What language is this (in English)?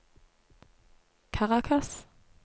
Norwegian